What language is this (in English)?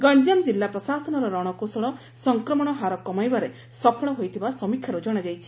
Odia